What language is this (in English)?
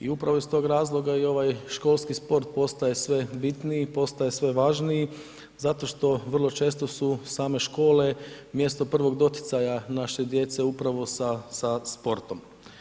Croatian